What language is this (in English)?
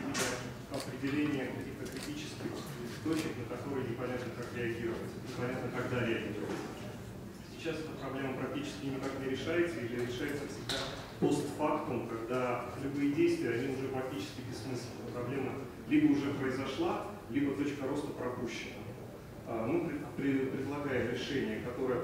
Russian